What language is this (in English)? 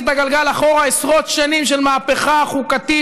Hebrew